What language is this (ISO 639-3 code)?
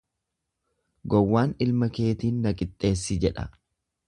orm